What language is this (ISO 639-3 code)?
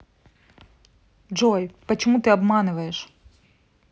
rus